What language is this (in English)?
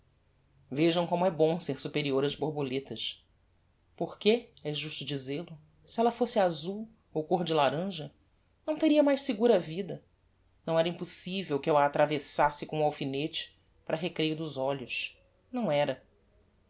Portuguese